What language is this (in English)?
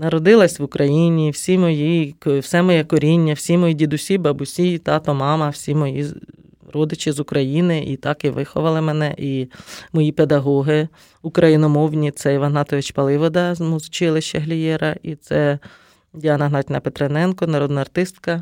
Ukrainian